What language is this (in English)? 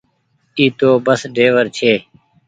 Goaria